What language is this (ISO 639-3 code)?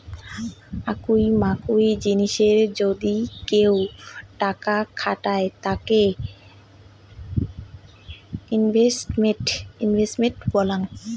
ben